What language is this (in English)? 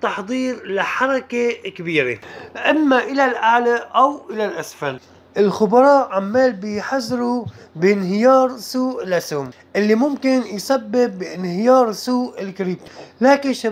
Arabic